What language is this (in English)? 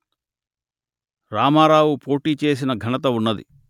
Telugu